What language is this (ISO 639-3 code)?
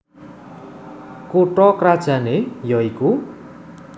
jav